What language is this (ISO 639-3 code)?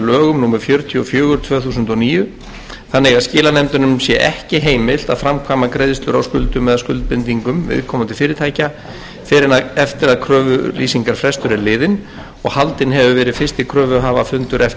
isl